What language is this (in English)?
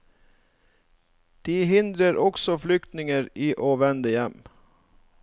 Norwegian